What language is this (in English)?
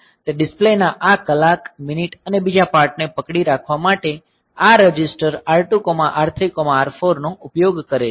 Gujarati